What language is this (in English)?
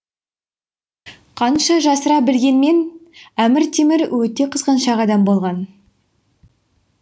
Kazakh